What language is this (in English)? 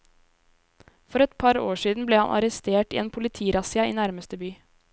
Norwegian